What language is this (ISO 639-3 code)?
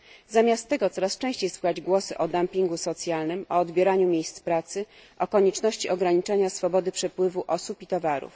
pol